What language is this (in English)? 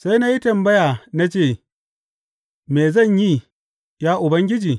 Hausa